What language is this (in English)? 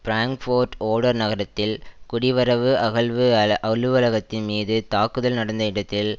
Tamil